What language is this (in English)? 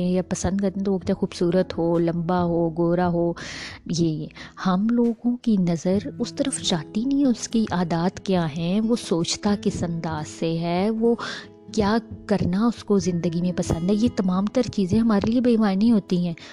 Urdu